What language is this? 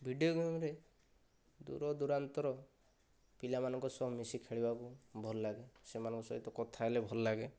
Odia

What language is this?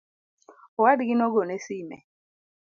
Luo (Kenya and Tanzania)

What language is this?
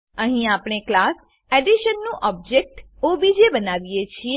Gujarati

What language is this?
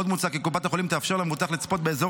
Hebrew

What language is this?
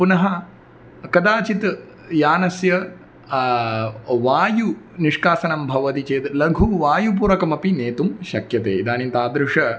Sanskrit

